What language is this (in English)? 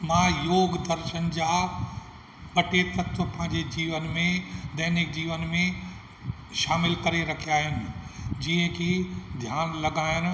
Sindhi